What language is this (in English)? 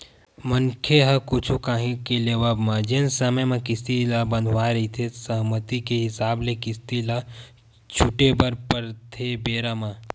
Chhattisgarhi